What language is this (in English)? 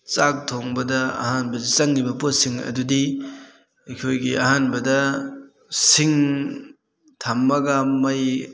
Manipuri